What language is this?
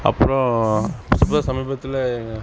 Tamil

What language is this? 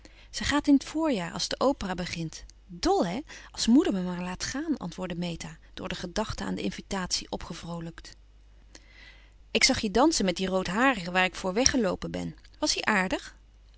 Dutch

